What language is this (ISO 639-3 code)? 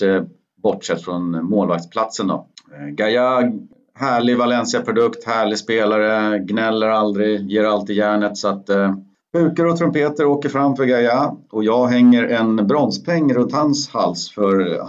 swe